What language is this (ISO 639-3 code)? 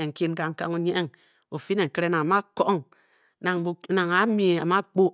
bky